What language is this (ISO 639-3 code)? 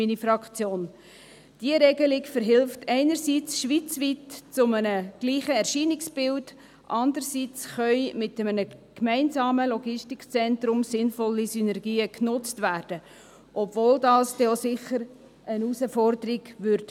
gsw